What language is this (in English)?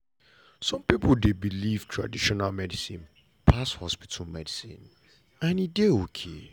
Nigerian Pidgin